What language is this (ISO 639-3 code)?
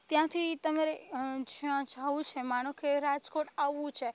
guj